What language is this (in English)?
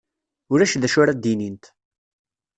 Kabyle